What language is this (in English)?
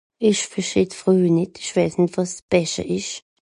Swiss German